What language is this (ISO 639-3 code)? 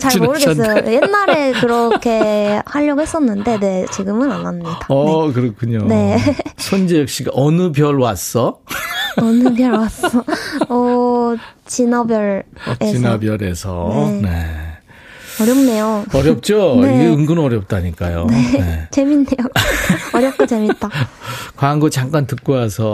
kor